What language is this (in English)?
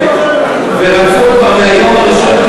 Hebrew